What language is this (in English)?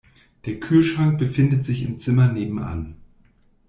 German